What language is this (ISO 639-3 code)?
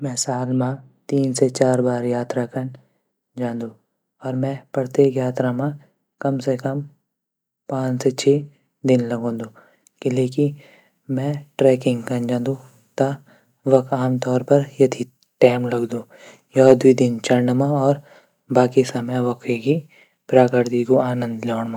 gbm